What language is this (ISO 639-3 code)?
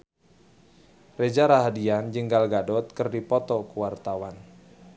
sun